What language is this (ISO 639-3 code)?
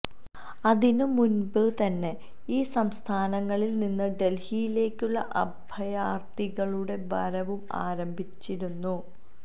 mal